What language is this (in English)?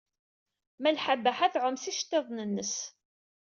Kabyle